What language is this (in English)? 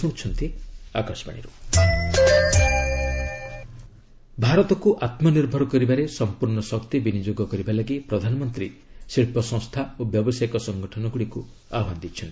Odia